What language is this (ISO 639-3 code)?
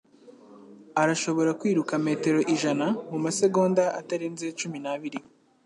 kin